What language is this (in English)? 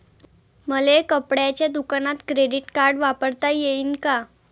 Marathi